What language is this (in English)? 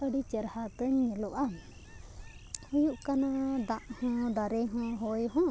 Santali